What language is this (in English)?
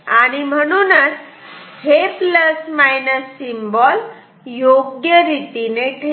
Marathi